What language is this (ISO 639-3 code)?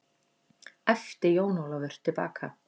isl